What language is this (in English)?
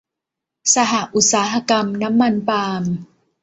Thai